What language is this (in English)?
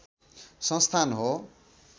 Nepali